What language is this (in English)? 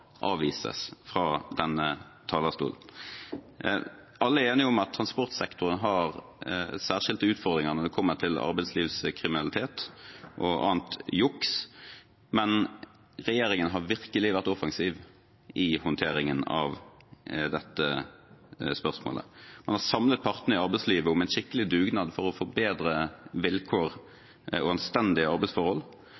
Norwegian Bokmål